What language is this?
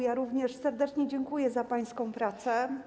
Polish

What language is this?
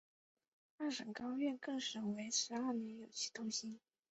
Chinese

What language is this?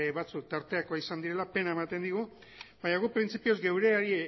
Basque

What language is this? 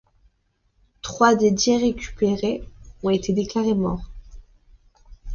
French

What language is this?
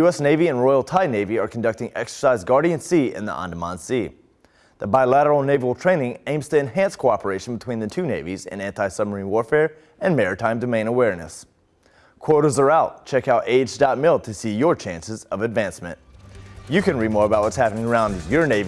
English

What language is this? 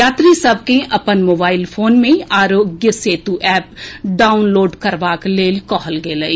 Maithili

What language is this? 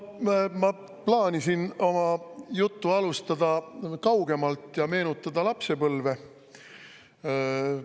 Estonian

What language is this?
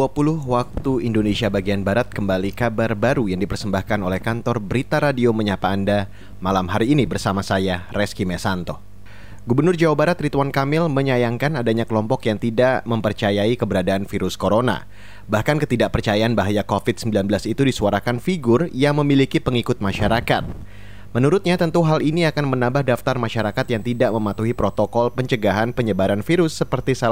Indonesian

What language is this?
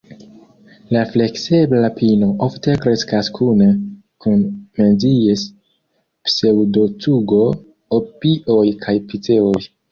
Esperanto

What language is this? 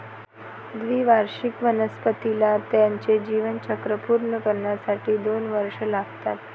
Marathi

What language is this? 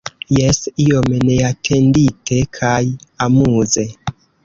Esperanto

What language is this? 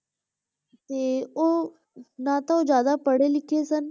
Punjabi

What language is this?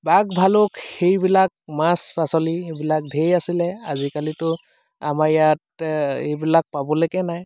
Assamese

